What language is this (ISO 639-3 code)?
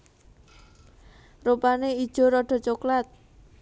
jav